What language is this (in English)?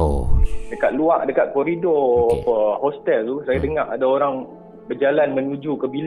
Malay